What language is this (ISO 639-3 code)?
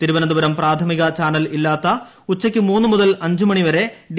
mal